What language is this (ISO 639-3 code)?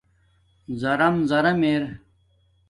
dmk